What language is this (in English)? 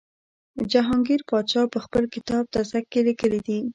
Pashto